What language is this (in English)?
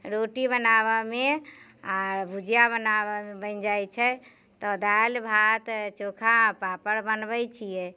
Maithili